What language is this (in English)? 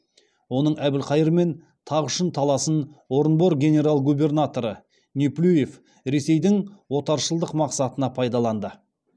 Kazakh